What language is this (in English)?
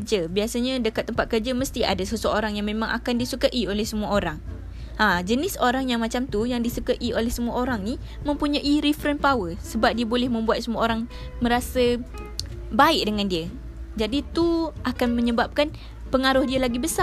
Malay